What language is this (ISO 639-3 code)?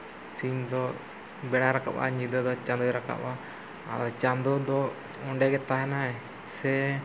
sat